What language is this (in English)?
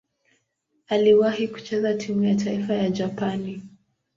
Swahili